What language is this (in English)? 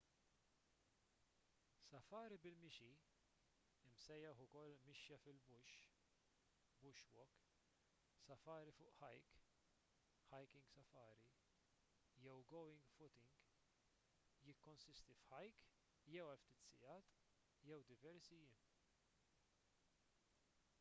Maltese